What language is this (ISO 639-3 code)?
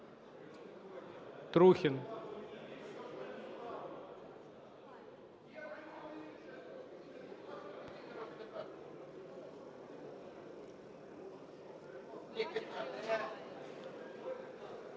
ukr